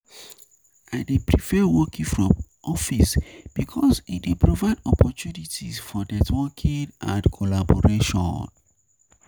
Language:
Nigerian Pidgin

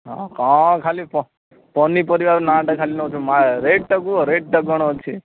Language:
Odia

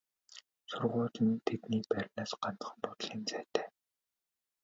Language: Mongolian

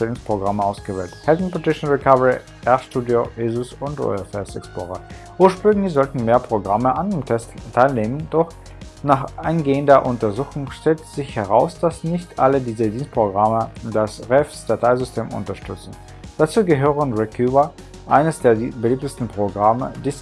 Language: German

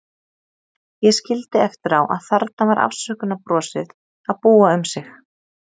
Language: Icelandic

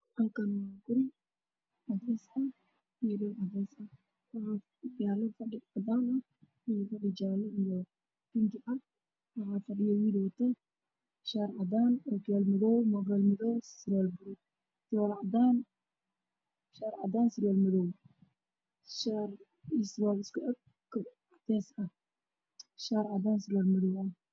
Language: Somali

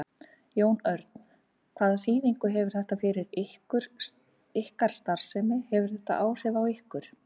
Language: Icelandic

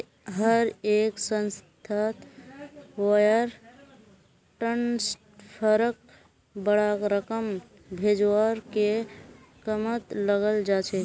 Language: Magahi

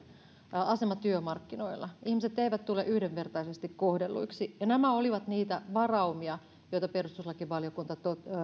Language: Finnish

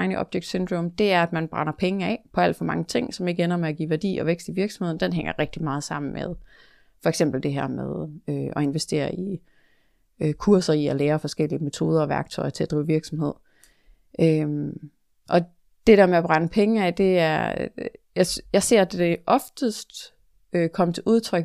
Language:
Danish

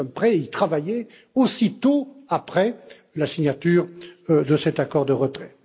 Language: French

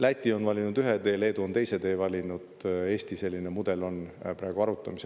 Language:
Estonian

